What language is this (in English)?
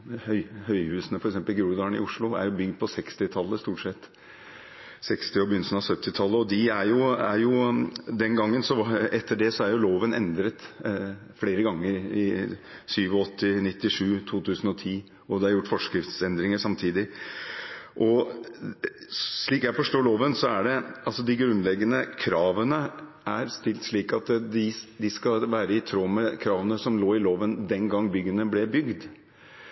Norwegian Bokmål